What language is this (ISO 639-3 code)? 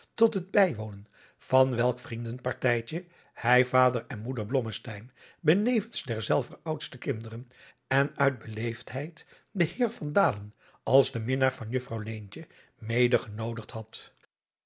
nld